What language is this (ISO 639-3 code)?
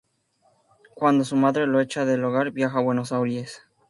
spa